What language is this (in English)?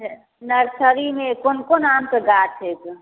Maithili